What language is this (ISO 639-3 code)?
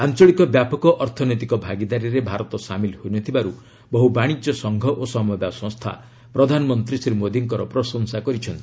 ori